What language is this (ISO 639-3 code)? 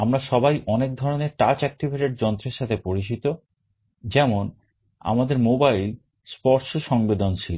ben